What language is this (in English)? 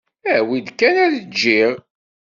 Kabyle